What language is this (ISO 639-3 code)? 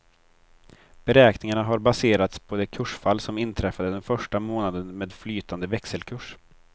swe